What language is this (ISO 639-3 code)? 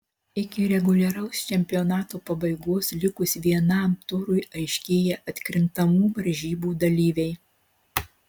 lit